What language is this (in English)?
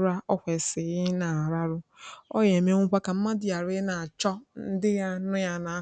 Igbo